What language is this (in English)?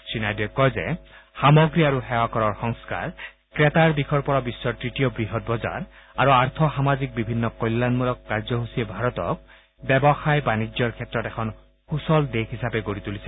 Assamese